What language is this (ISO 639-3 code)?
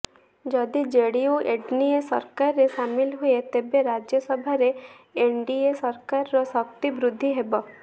ori